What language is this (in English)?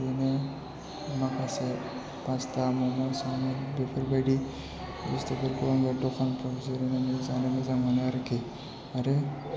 Bodo